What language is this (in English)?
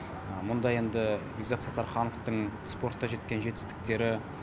Kazakh